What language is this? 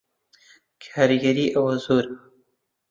Central Kurdish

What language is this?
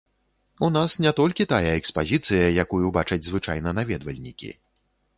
Belarusian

